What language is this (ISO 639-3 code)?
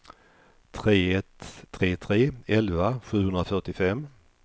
swe